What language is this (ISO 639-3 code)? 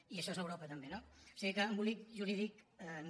cat